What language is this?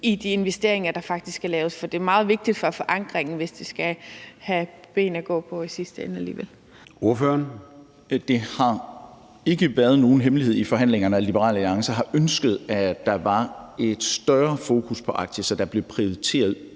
Danish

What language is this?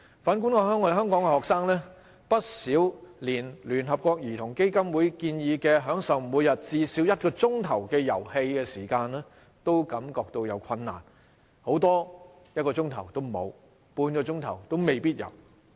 Cantonese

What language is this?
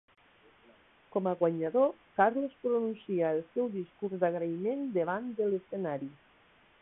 Catalan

